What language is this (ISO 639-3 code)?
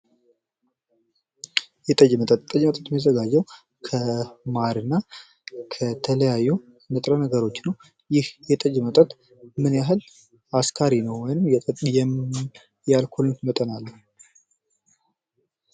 amh